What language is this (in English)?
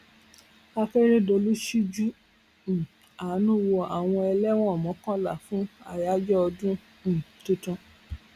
Yoruba